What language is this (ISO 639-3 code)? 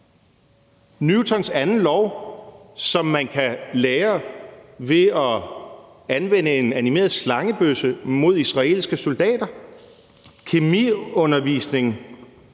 dan